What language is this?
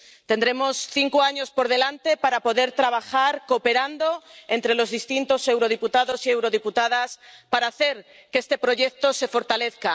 Spanish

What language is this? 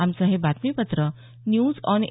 Marathi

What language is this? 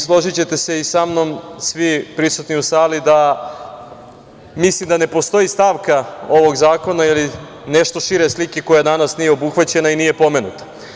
Serbian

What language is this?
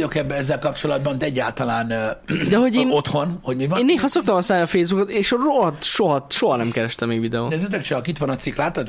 Hungarian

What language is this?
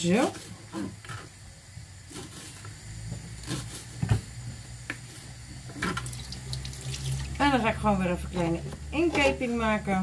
Dutch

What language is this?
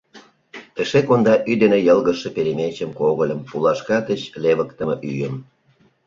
Mari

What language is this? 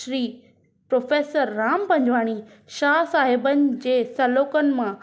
Sindhi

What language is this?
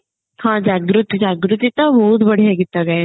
Odia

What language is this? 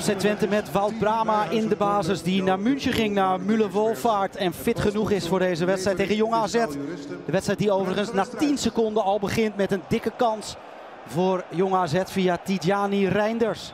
Dutch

